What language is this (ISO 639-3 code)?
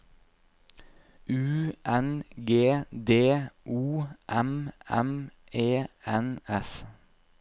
nor